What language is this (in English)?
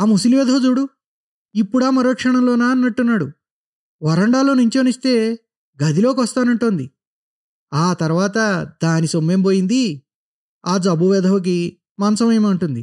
Telugu